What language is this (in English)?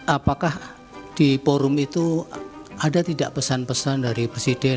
Indonesian